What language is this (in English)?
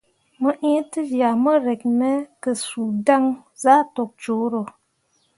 Mundang